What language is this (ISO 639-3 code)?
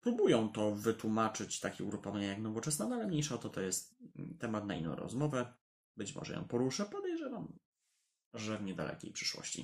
pol